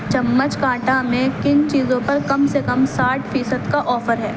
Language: Urdu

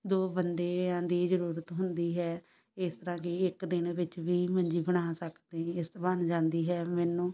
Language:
Punjabi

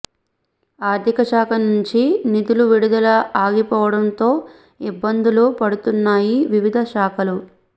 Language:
Telugu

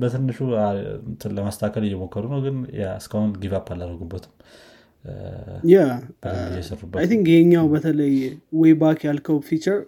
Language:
Amharic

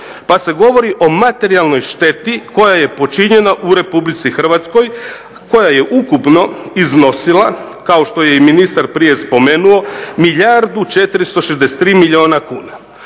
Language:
Croatian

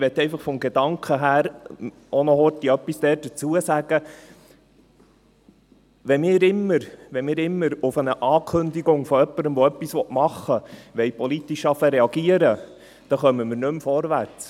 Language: Swiss German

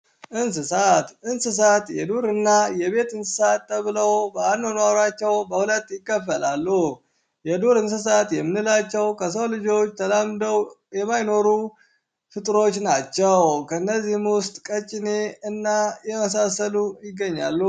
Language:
Amharic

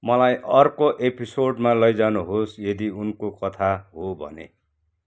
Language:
Nepali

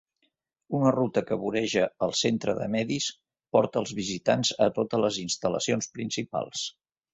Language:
Catalan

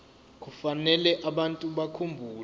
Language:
Zulu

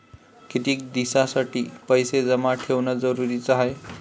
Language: Marathi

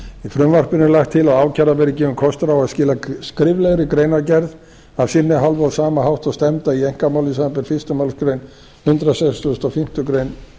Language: Icelandic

